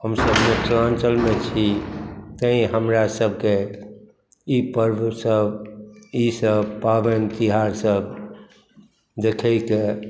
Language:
Maithili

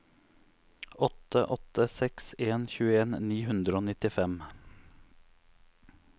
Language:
Norwegian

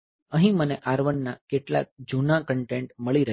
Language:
Gujarati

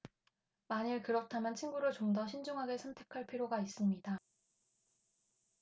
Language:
Korean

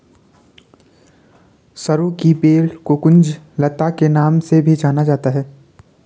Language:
Hindi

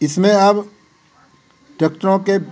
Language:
Hindi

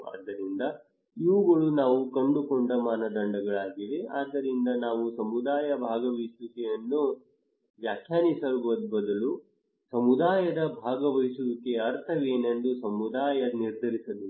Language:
Kannada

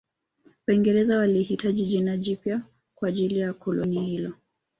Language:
Swahili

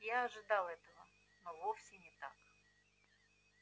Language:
Russian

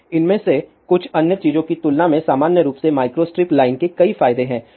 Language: Hindi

